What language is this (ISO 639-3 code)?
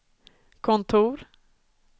swe